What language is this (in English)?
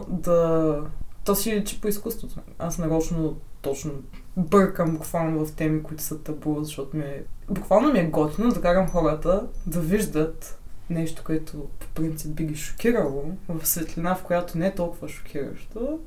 Bulgarian